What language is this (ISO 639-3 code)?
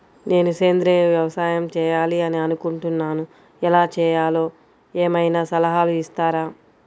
tel